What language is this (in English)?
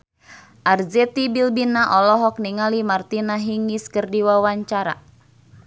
Sundanese